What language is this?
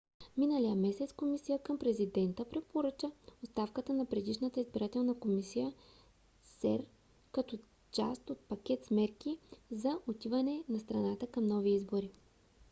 Bulgarian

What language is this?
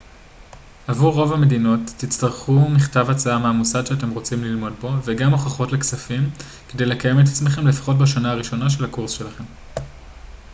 Hebrew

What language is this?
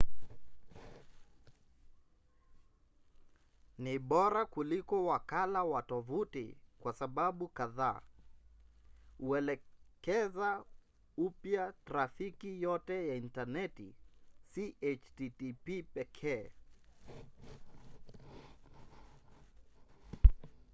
Swahili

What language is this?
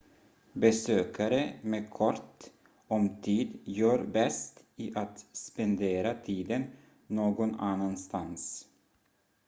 Swedish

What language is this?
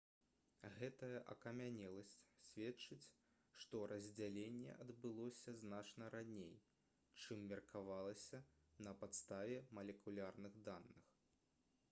Belarusian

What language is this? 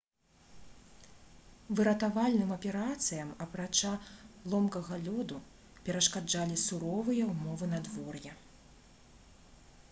Belarusian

